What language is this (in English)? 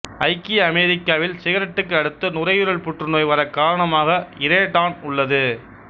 Tamil